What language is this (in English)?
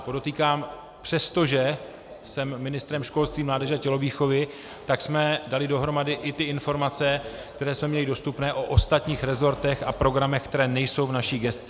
Czech